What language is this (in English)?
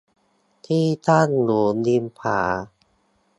Thai